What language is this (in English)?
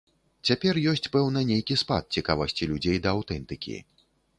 Belarusian